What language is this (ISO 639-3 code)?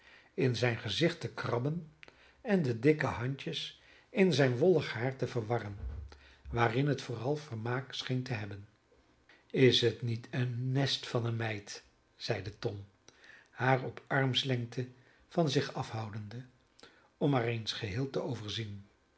nld